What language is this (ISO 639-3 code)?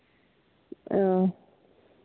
sat